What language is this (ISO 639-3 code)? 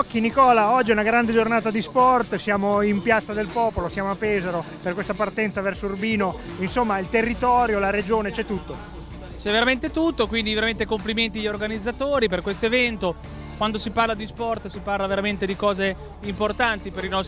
ita